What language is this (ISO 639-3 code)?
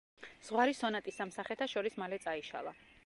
kat